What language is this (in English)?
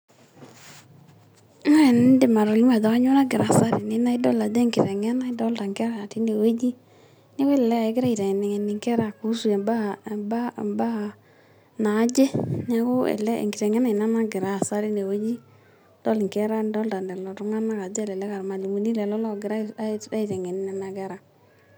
Masai